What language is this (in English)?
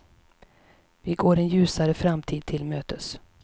Swedish